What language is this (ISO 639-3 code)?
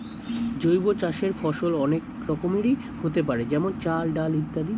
ben